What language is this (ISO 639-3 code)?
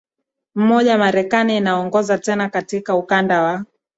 swa